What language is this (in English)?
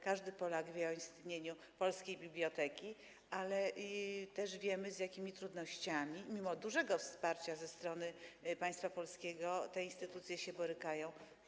Polish